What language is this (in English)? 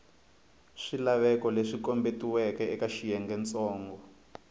Tsonga